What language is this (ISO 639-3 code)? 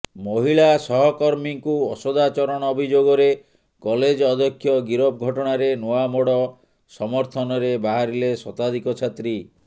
ori